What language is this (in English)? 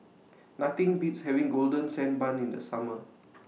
English